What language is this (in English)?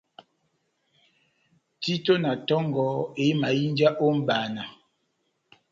Batanga